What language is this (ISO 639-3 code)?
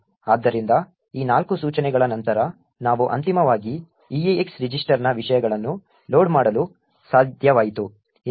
kan